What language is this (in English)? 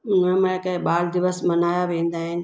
Sindhi